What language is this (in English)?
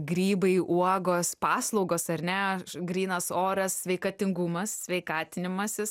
Lithuanian